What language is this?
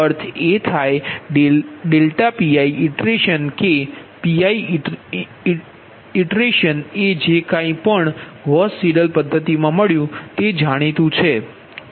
Gujarati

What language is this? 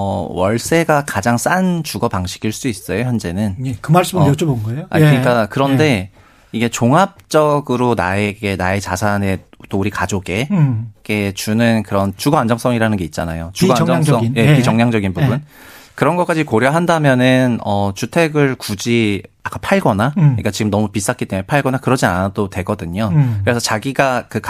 Korean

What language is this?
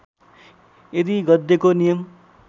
Nepali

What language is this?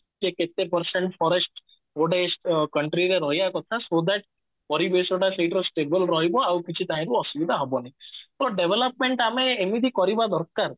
Odia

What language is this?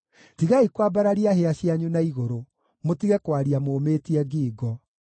Kikuyu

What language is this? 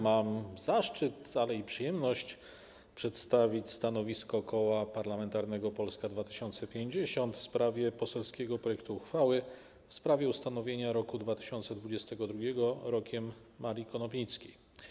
Polish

